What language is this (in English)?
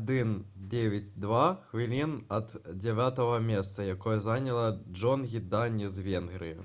Belarusian